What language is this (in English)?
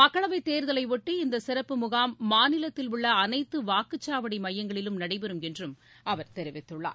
Tamil